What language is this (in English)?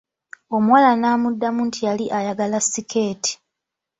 Ganda